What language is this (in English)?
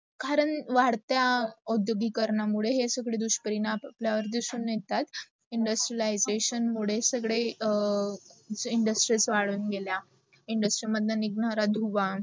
Marathi